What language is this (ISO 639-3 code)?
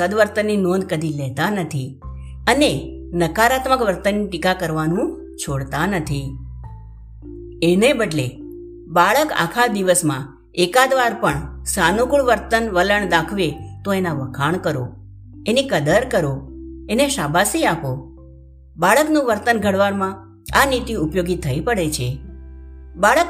guj